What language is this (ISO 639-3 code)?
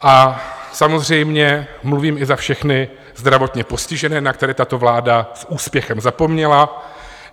ces